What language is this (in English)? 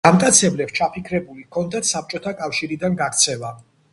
Georgian